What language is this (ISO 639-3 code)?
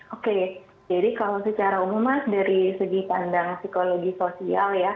ind